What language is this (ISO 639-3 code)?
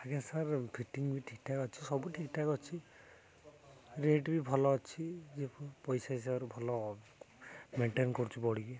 ori